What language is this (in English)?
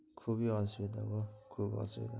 Bangla